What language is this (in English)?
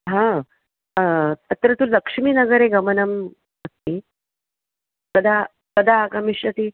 Sanskrit